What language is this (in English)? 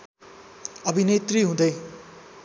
Nepali